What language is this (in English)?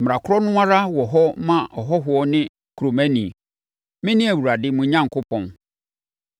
Akan